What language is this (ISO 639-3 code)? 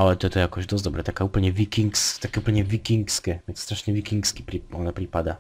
slk